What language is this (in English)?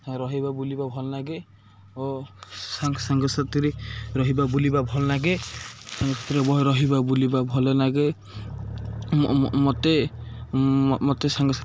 Odia